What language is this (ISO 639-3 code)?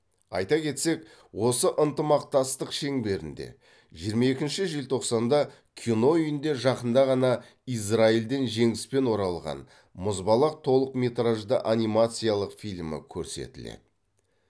kaz